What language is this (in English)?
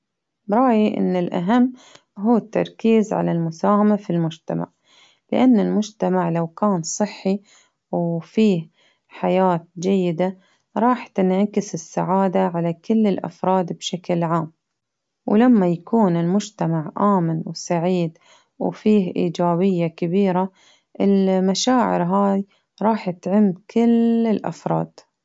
Baharna Arabic